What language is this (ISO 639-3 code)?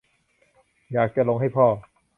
tha